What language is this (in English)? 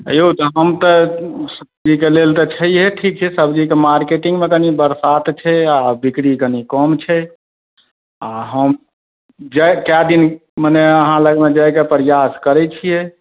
Maithili